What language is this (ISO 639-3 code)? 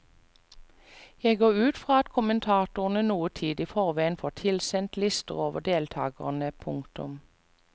nor